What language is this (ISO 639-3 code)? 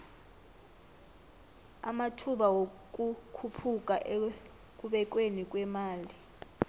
nbl